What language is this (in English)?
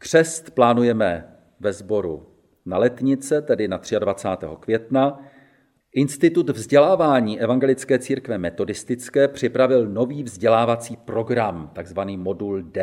Czech